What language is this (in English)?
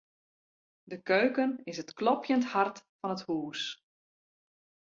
Western Frisian